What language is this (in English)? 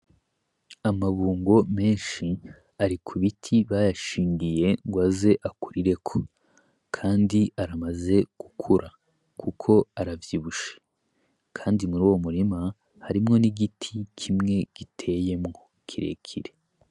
Rundi